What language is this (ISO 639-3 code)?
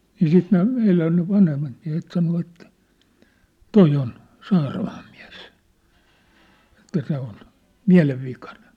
fin